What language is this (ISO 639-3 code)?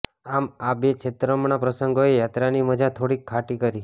guj